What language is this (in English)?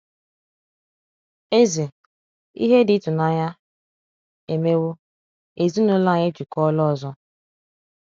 Igbo